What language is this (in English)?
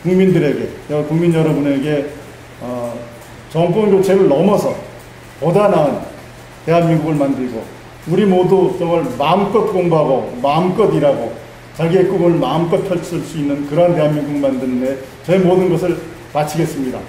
Korean